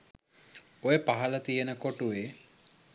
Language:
Sinhala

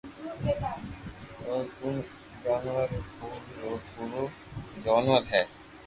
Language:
Loarki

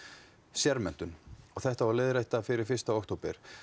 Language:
Icelandic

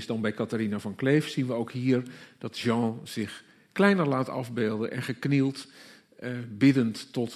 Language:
Dutch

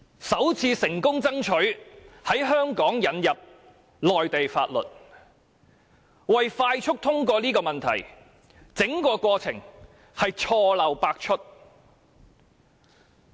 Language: Cantonese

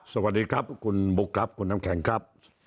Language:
Thai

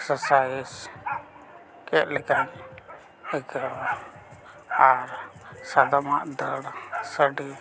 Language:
Santali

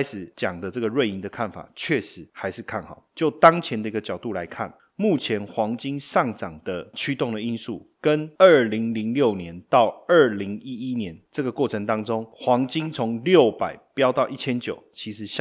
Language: Chinese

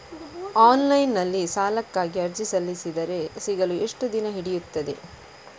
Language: Kannada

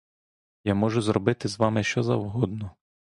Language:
Ukrainian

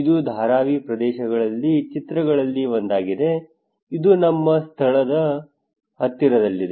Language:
Kannada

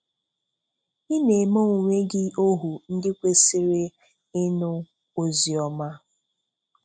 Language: Igbo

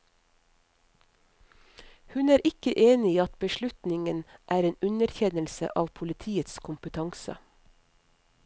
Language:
Norwegian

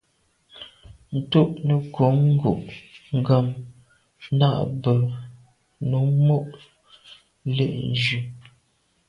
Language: Medumba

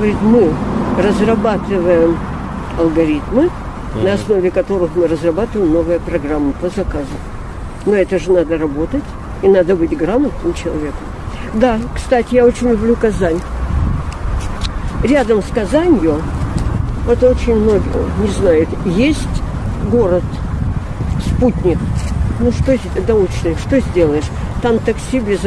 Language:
Russian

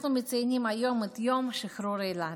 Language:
Hebrew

